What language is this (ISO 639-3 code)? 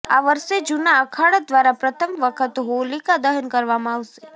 guj